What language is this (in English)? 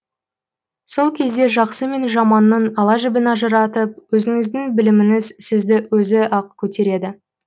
Kazakh